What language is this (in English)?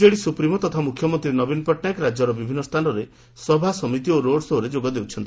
Odia